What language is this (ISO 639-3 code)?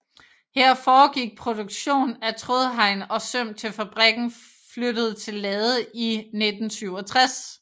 dan